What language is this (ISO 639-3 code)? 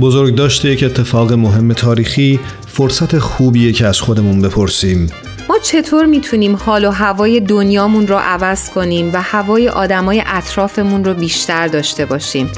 fas